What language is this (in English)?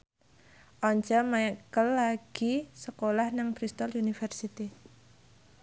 Javanese